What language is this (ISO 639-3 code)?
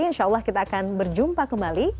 ind